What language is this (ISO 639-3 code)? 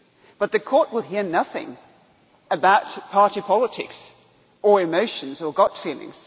eng